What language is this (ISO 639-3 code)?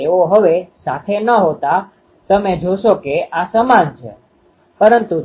guj